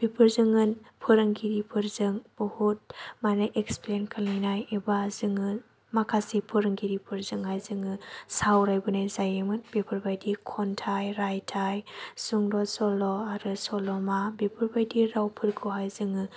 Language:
Bodo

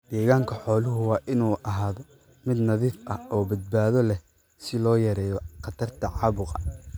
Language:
Somali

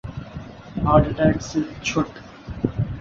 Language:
Urdu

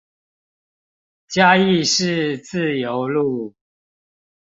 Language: Chinese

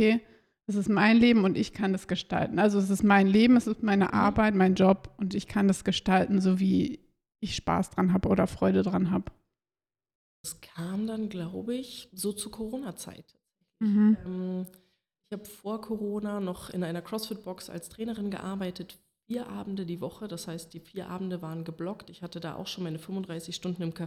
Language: German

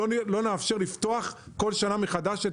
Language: Hebrew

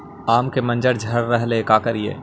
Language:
Magahi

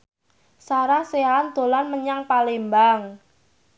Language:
Javanese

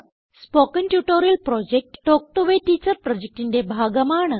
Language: Malayalam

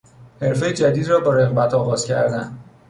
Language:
Persian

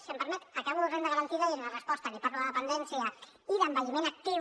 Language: Catalan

